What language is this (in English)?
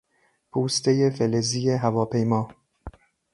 Persian